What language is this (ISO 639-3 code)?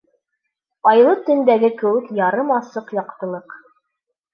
bak